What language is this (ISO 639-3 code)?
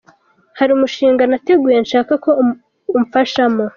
kin